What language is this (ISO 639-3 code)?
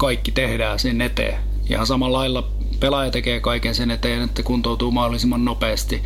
fin